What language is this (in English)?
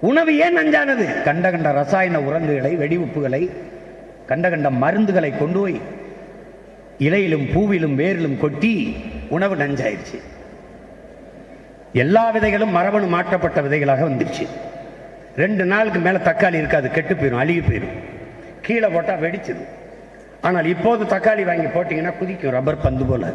Tamil